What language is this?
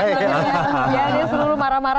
Indonesian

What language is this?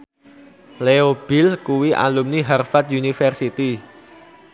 Javanese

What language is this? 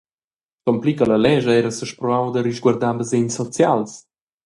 Romansh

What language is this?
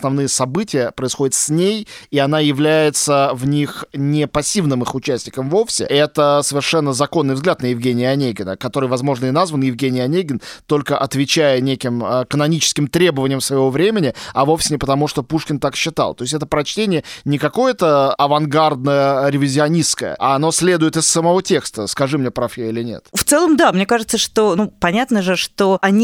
Russian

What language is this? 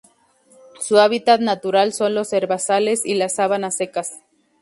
Spanish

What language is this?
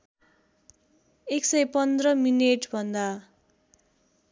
Nepali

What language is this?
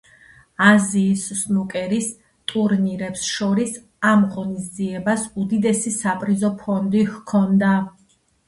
Georgian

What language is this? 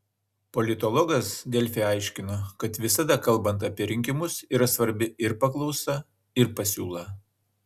Lithuanian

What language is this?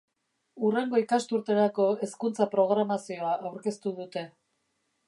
Basque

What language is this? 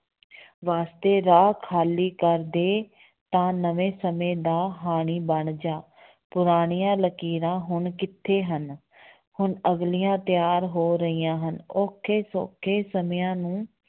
Punjabi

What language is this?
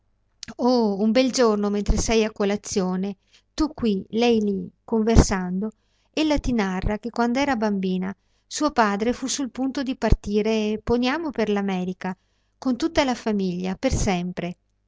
Italian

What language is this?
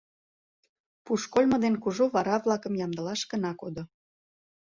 Mari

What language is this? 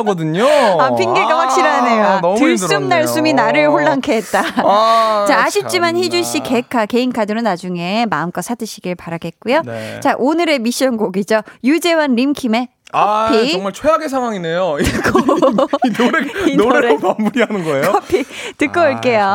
Korean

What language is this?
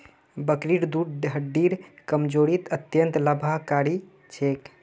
Magahi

